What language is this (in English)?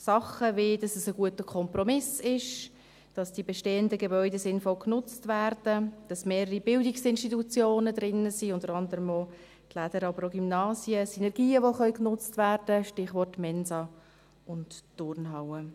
Swiss German